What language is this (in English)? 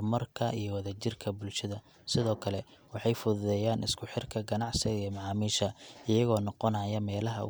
Somali